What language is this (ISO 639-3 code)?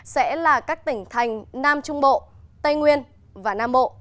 vie